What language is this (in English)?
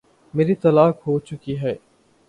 Urdu